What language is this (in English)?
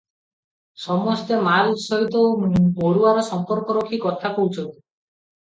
Odia